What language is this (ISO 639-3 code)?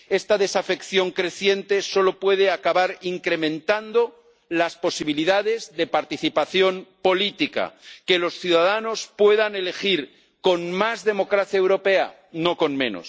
spa